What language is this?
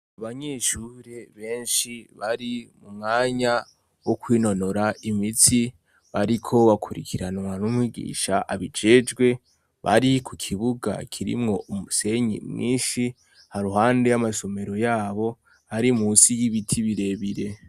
Rundi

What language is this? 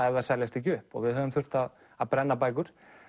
Icelandic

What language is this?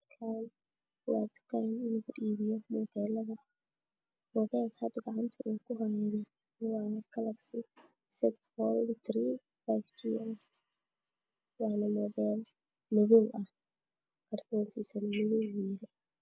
Somali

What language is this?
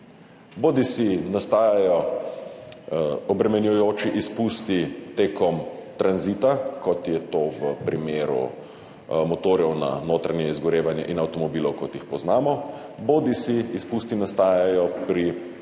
Slovenian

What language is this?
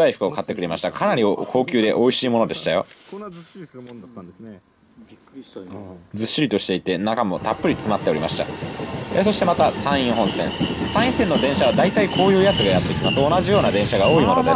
Japanese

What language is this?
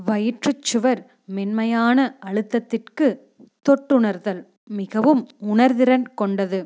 Tamil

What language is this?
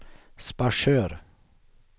Swedish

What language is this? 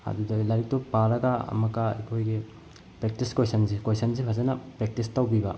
Manipuri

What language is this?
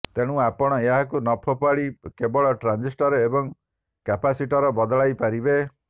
Odia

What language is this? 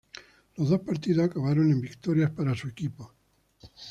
Spanish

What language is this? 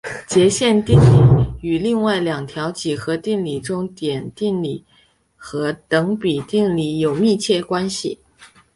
Chinese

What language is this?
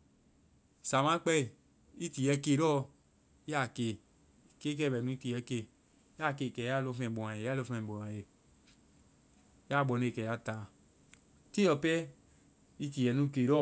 Vai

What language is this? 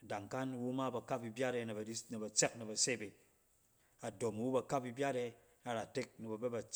Cen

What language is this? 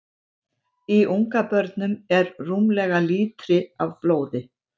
Icelandic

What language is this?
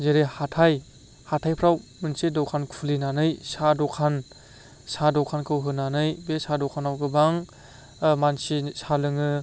Bodo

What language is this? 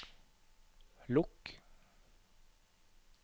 Norwegian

